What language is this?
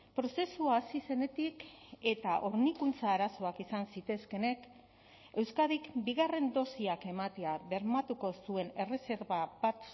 Basque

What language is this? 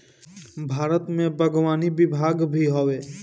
Bhojpuri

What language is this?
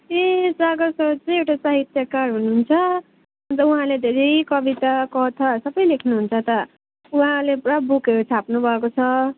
Nepali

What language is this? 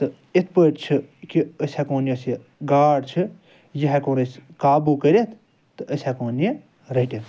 Kashmiri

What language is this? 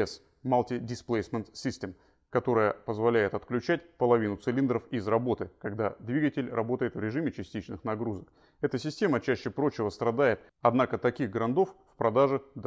Russian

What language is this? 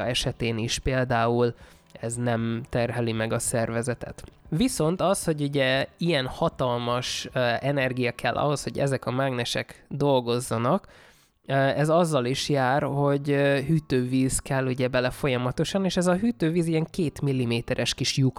Hungarian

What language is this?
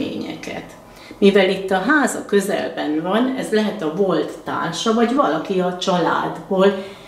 Hungarian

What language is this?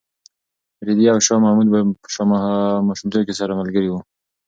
Pashto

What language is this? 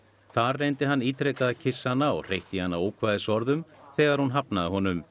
Icelandic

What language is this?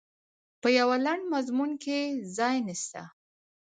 Pashto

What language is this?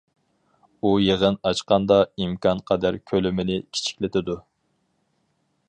Uyghur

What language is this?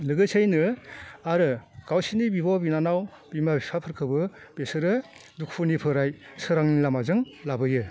Bodo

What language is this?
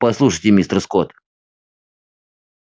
Russian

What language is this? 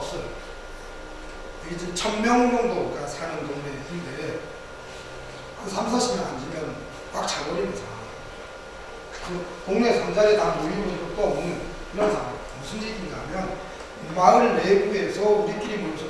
Korean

